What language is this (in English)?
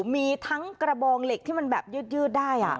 Thai